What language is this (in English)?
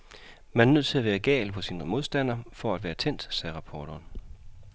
Danish